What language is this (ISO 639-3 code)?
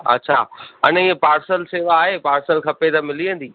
snd